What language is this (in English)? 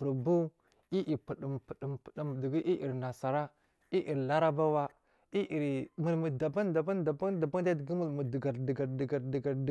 Marghi South